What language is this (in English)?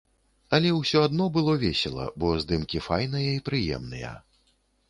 Belarusian